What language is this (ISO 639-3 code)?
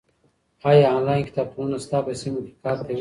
pus